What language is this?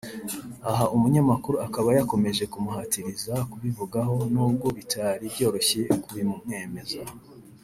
Kinyarwanda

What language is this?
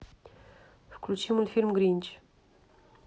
Russian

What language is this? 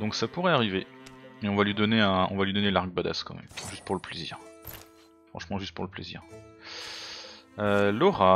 French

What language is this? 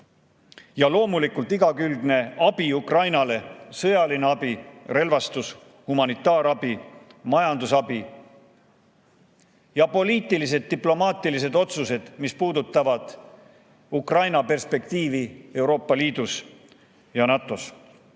Estonian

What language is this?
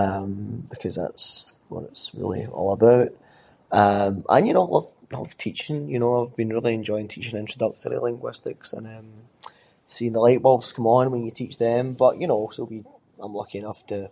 Scots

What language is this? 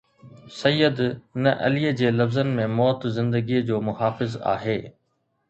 Sindhi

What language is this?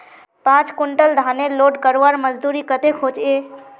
Magahi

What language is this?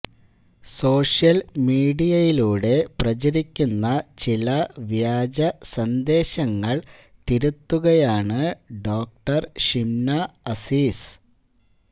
Malayalam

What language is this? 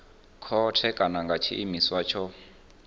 Venda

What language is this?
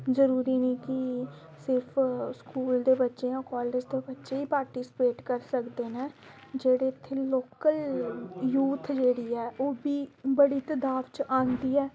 Dogri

